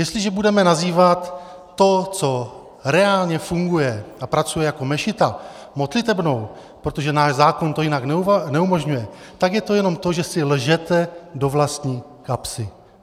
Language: Czech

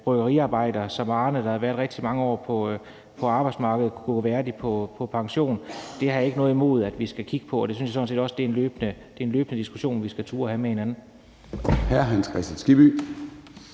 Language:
Danish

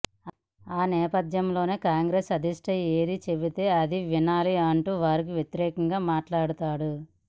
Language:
Telugu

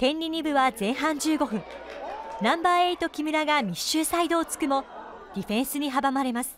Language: Japanese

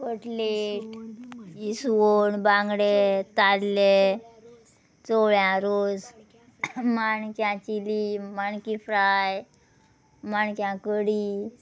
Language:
Konkani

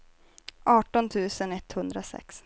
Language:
Swedish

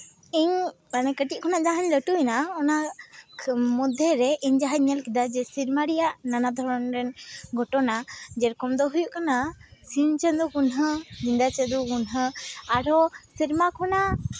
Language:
Santali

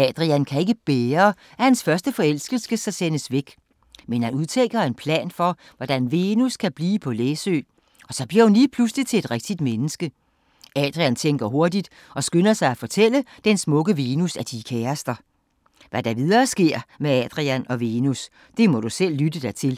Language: Danish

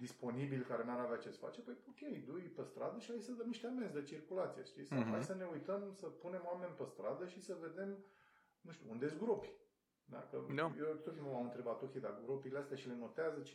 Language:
Romanian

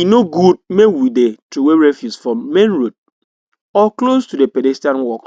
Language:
Nigerian Pidgin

